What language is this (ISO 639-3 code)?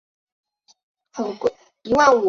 zho